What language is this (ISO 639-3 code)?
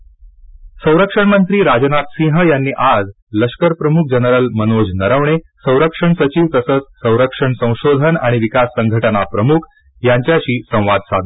mar